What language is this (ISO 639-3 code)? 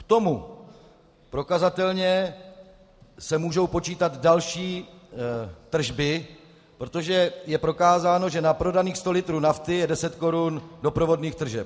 ces